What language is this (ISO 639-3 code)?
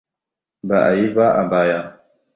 hau